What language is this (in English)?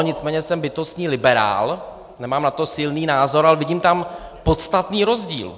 Czech